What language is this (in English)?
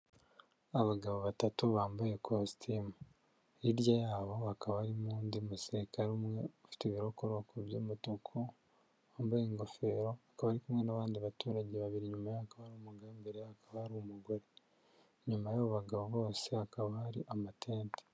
Kinyarwanda